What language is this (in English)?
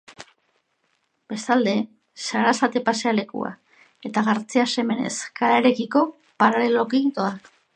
Basque